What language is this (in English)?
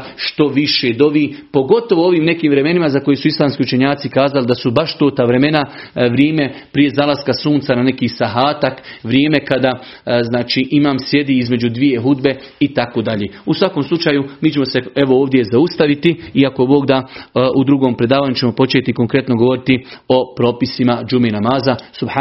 Croatian